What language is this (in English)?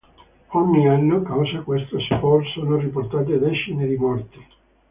Italian